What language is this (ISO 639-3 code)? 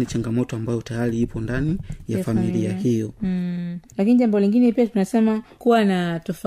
swa